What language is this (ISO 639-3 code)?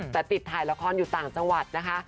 tha